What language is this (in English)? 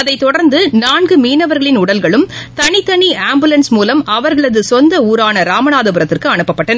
Tamil